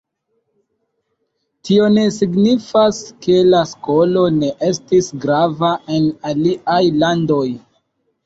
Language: Esperanto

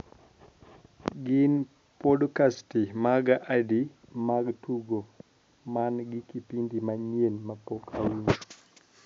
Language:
Luo (Kenya and Tanzania)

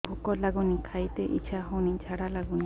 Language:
Odia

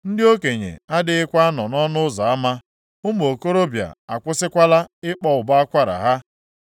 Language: Igbo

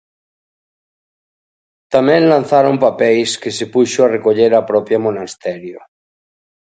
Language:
Galician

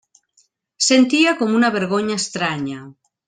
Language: Catalan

